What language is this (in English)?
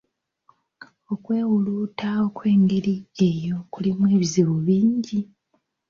Ganda